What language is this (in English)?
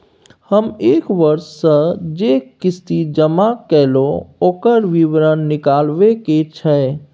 Maithili